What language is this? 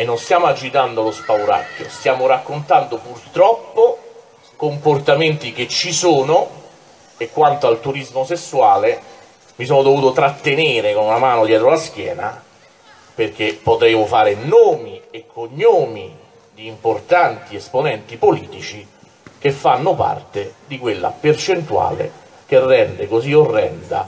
Italian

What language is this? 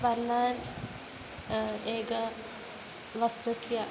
Sanskrit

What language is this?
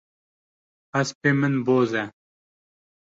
Kurdish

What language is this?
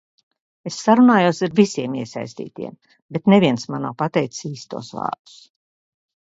Latvian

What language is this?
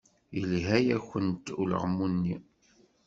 Kabyle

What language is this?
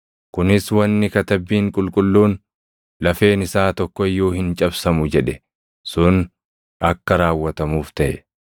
Oromo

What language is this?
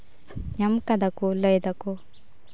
Santali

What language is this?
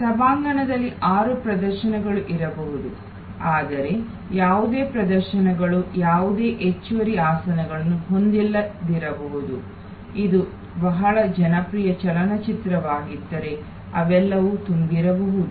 Kannada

